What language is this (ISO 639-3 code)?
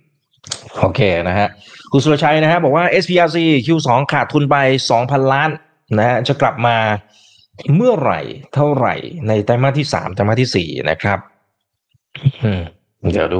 tha